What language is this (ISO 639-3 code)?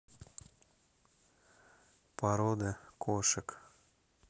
rus